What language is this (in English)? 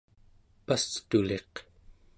Central Yupik